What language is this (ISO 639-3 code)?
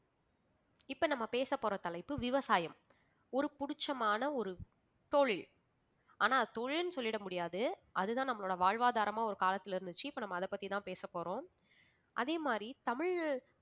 tam